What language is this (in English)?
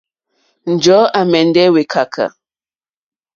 Mokpwe